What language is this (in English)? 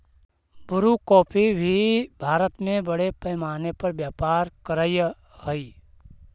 Magahi